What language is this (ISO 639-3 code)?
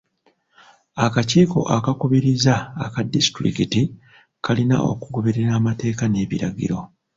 lug